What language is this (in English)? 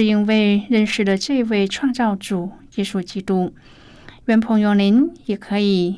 Chinese